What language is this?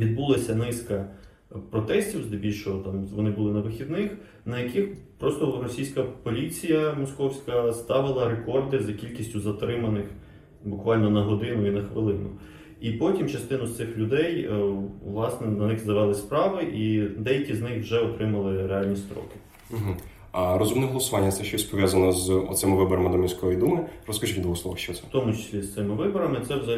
Ukrainian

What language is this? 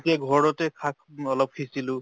Assamese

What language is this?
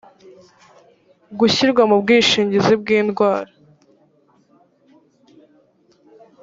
Kinyarwanda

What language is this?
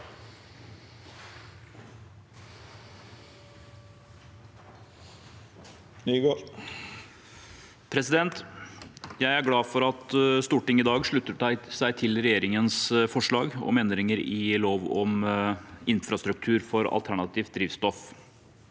Norwegian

